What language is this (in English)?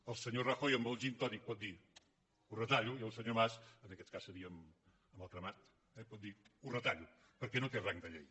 Catalan